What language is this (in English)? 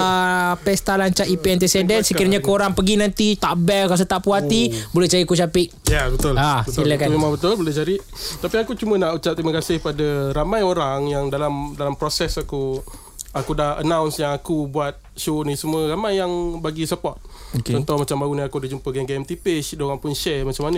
Malay